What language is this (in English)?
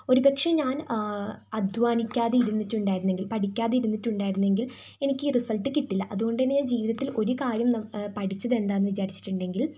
Malayalam